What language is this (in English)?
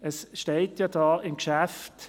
Swiss German